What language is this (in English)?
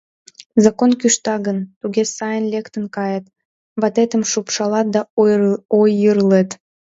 Mari